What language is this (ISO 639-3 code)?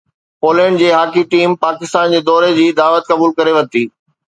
snd